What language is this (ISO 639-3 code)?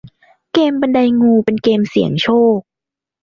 tha